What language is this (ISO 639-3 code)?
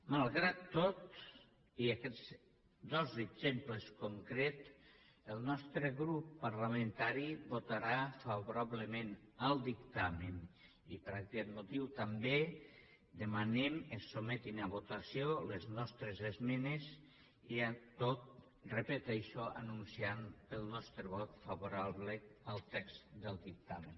cat